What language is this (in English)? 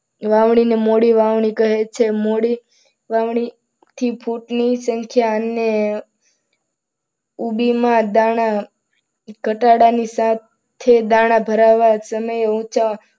Gujarati